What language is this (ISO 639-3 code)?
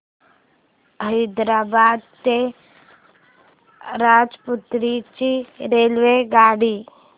mar